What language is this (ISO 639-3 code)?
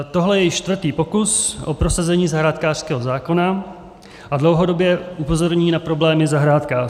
ces